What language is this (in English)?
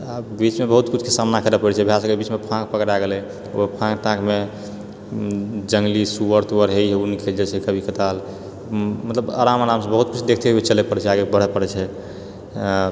Maithili